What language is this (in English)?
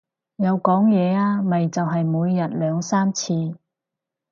Cantonese